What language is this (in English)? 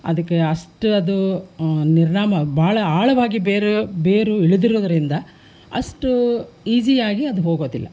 Kannada